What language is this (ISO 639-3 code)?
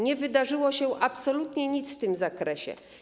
pol